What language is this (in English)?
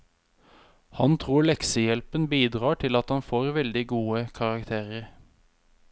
Norwegian